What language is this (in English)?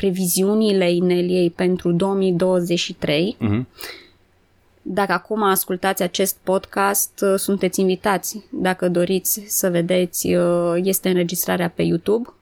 Romanian